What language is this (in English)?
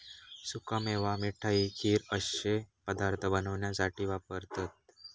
Marathi